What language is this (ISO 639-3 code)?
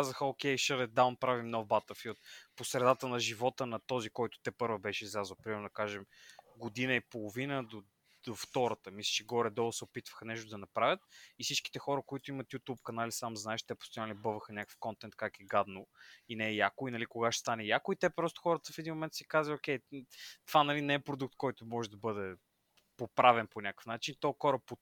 bul